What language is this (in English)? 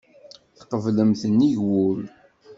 Kabyle